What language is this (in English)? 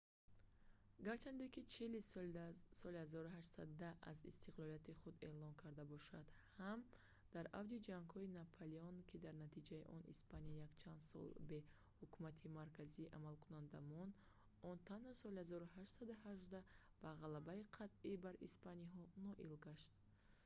Tajik